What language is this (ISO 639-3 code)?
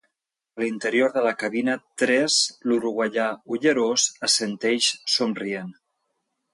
cat